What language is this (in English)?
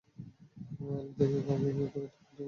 Bangla